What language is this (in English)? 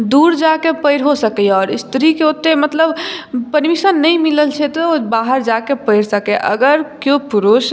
Maithili